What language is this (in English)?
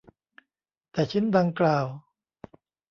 Thai